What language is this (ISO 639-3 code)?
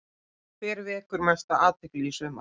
isl